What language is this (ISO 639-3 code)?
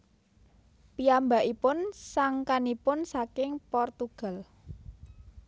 jav